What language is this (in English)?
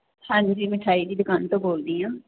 Punjabi